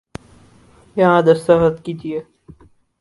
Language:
Urdu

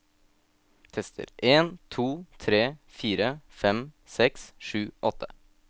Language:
Norwegian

